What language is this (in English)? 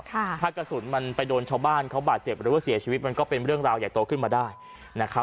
Thai